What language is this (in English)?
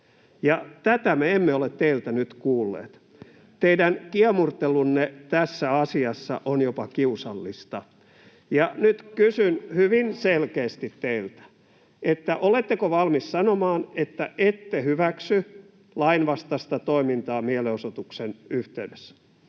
Finnish